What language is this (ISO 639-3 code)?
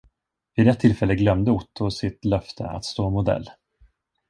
swe